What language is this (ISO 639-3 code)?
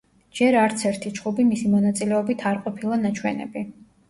kat